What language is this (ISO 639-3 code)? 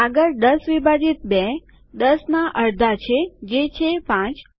guj